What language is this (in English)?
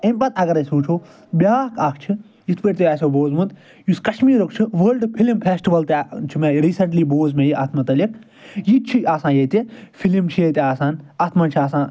Kashmiri